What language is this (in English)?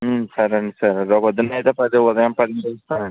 Telugu